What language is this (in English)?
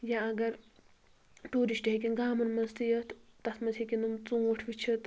Kashmiri